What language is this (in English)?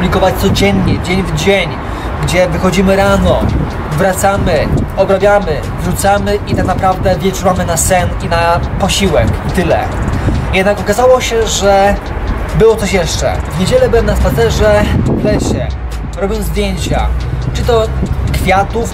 Polish